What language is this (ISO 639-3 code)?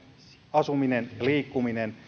fin